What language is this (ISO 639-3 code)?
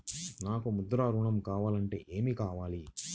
tel